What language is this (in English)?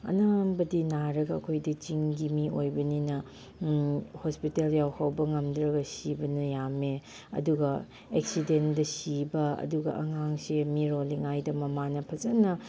Manipuri